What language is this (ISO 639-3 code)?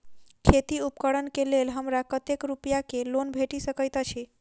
mai